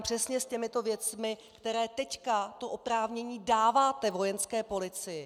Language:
Czech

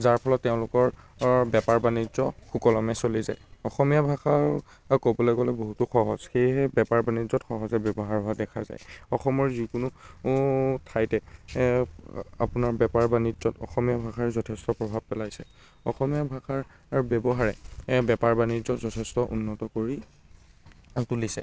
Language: Assamese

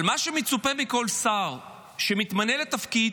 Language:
Hebrew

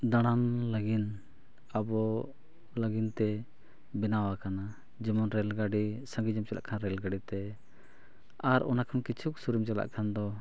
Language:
Santali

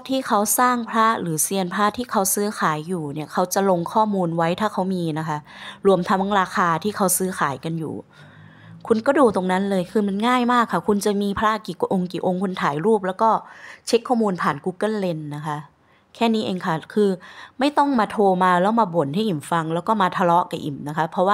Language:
Thai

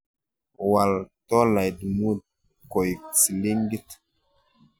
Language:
Kalenjin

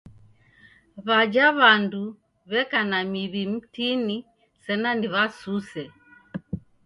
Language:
Taita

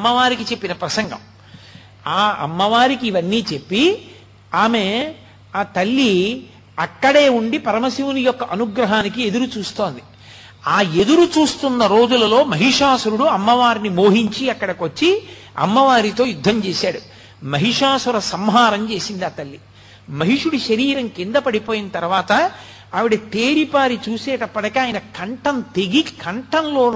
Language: Telugu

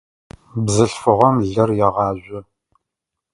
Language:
Adyghe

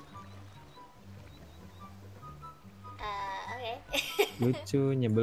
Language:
Indonesian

